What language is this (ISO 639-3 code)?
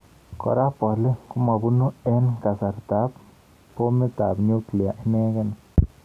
kln